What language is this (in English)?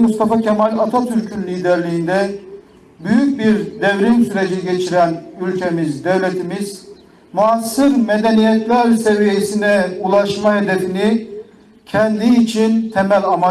Turkish